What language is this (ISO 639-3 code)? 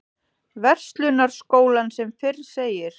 isl